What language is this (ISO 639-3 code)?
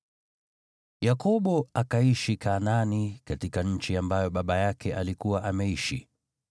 swa